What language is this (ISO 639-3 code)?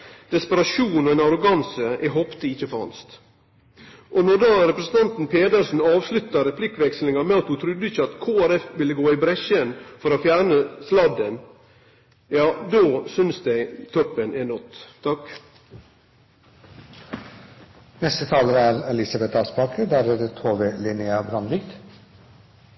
nno